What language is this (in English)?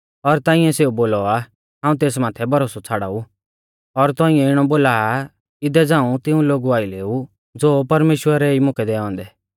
Mahasu Pahari